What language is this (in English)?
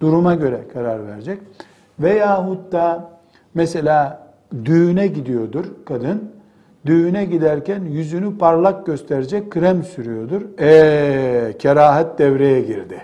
Turkish